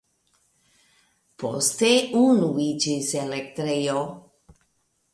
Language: Esperanto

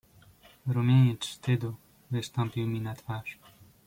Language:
Polish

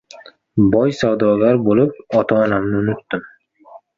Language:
Uzbek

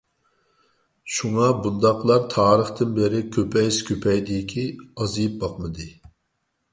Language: Uyghur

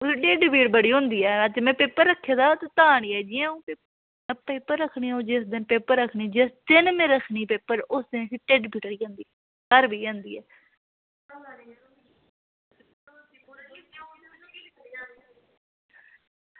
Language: Dogri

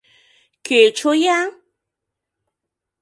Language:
Mari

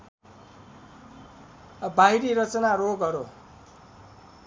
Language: Nepali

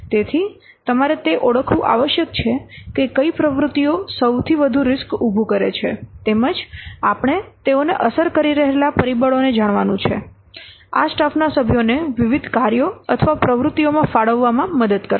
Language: Gujarati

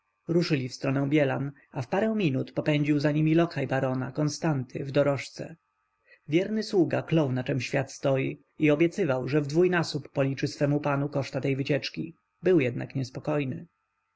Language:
Polish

